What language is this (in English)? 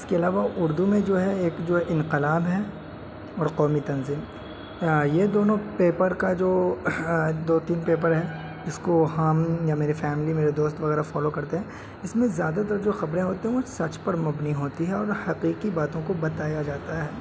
Urdu